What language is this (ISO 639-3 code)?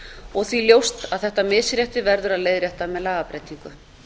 isl